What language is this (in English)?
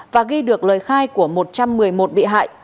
Vietnamese